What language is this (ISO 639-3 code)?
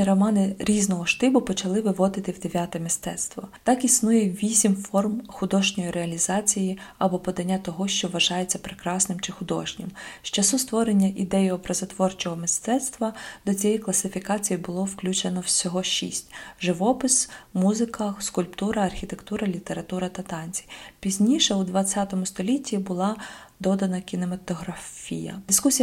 ukr